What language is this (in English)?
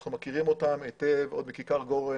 Hebrew